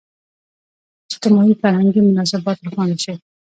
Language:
Pashto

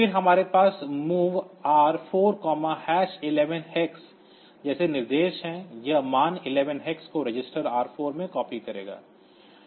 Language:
Hindi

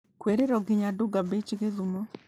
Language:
Kikuyu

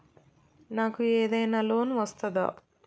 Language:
Telugu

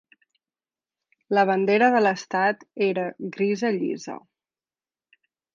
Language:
Catalan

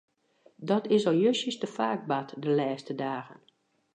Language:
Western Frisian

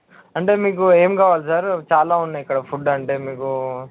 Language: Telugu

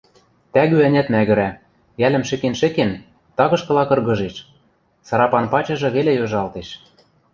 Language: Western Mari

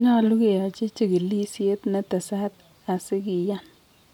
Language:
Kalenjin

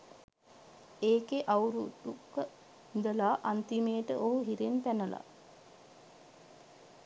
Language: Sinhala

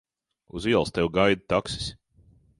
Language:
Latvian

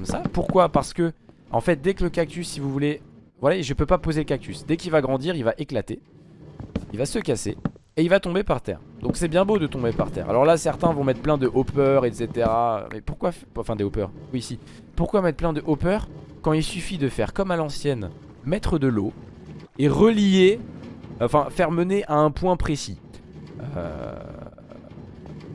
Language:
French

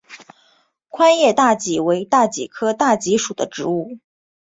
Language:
Chinese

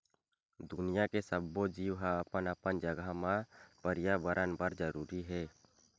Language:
Chhattisgarhi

